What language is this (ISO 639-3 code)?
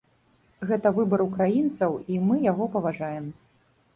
bel